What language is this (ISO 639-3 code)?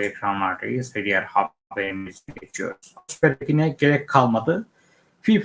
tur